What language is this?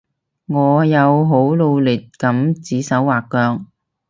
Cantonese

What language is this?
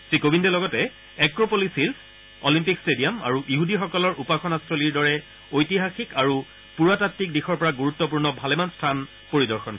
Assamese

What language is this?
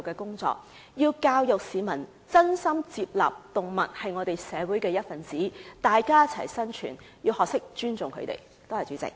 Cantonese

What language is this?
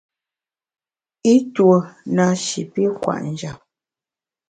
Bamun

